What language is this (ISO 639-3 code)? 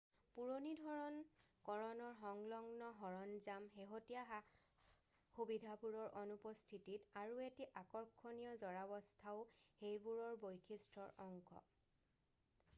asm